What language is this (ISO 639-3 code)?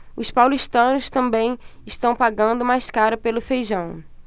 por